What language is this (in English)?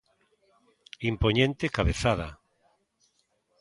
Galician